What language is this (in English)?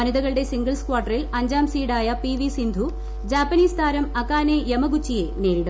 Malayalam